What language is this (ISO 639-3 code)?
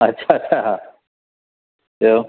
snd